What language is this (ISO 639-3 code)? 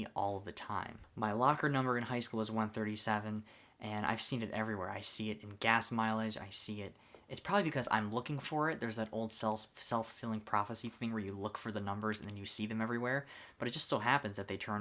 eng